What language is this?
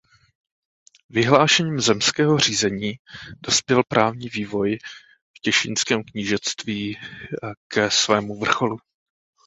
Czech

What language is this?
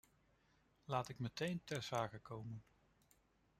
Dutch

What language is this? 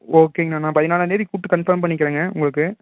Tamil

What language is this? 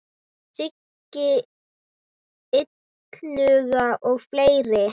Icelandic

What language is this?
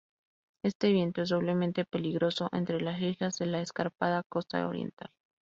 Spanish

